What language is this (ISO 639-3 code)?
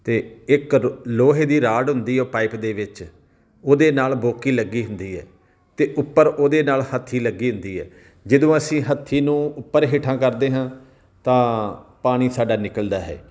pan